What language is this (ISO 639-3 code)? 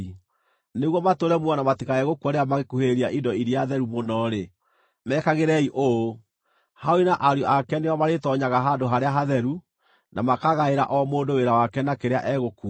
kik